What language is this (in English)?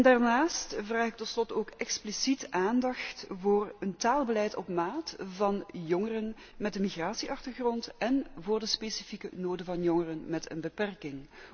Dutch